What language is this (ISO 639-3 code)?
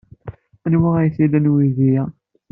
kab